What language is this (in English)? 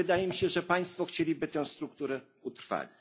Polish